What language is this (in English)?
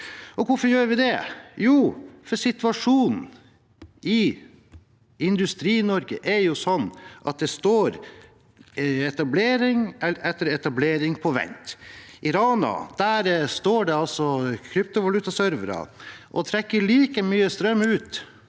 Norwegian